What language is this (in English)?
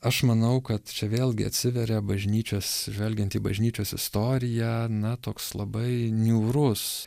Lithuanian